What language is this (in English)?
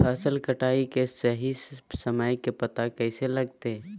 Magahi